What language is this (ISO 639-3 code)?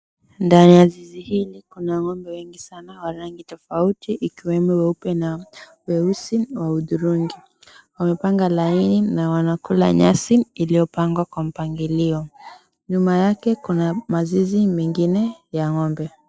swa